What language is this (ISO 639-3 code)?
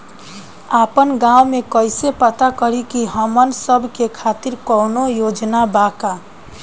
bho